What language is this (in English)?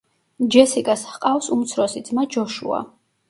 Georgian